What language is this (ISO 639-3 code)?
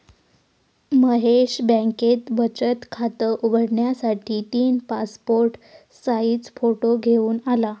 mar